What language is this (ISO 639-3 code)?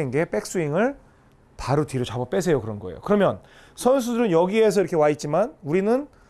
kor